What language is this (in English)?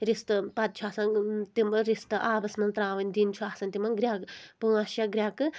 Kashmiri